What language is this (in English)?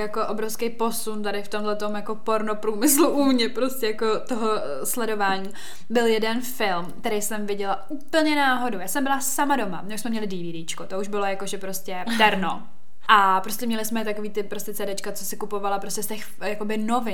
Czech